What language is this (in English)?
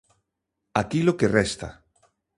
Galician